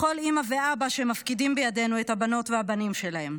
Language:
Hebrew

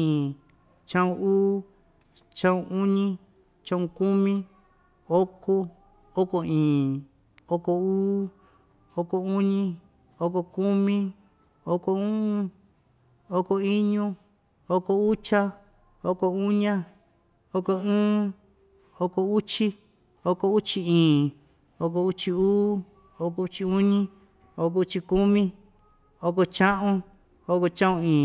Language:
Ixtayutla Mixtec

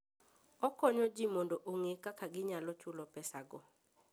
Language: Luo (Kenya and Tanzania)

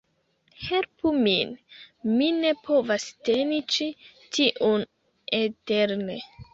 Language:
Esperanto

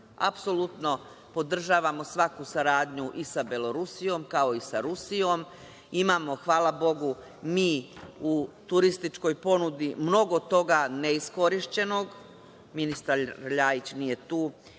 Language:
Serbian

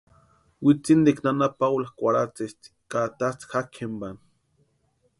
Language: Western Highland Purepecha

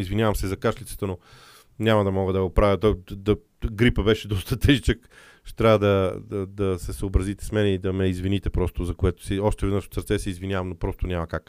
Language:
Bulgarian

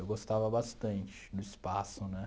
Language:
Portuguese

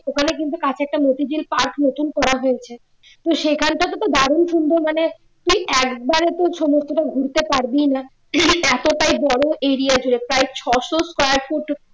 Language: Bangla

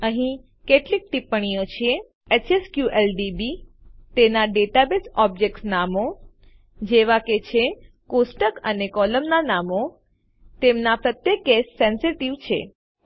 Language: Gujarati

